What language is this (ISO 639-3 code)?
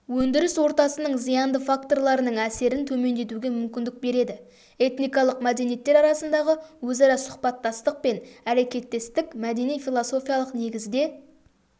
kaz